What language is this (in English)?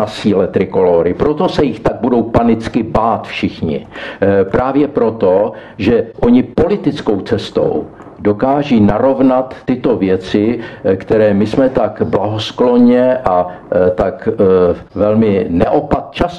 Czech